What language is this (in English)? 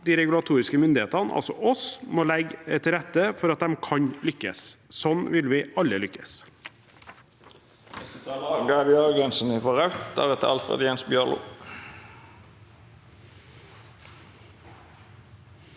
Norwegian